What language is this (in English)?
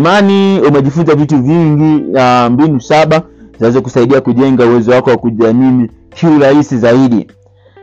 Swahili